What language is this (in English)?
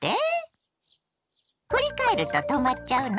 Japanese